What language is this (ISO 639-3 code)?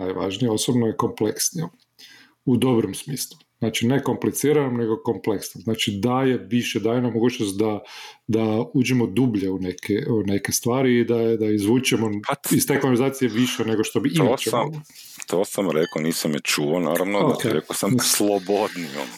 hrv